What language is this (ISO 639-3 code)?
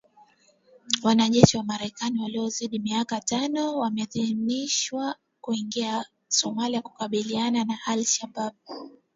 swa